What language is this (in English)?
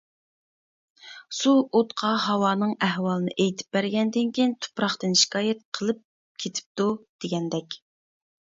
Uyghur